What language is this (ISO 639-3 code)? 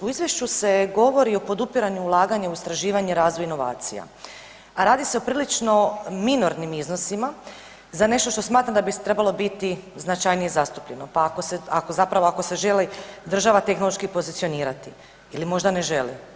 hrv